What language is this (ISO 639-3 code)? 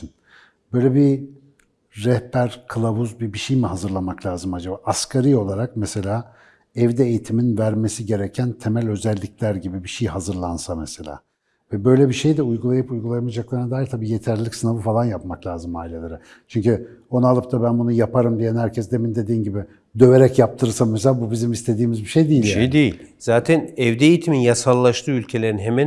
tur